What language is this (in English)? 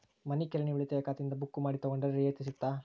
Kannada